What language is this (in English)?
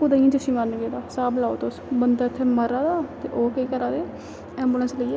Dogri